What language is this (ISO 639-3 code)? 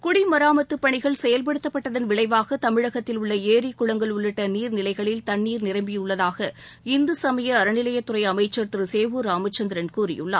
tam